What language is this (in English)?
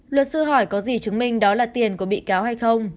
Vietnamese